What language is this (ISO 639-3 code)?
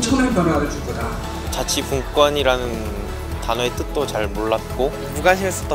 kor